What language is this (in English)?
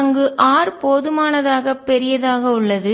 Tamil